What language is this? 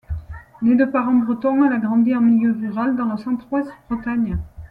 French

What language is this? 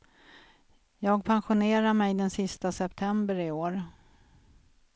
Swedish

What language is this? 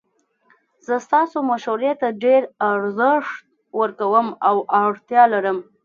Pashto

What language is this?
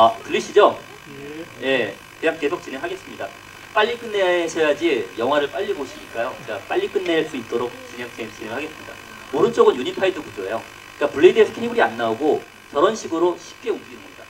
Korean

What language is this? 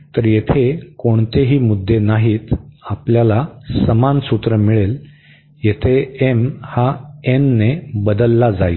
Marathi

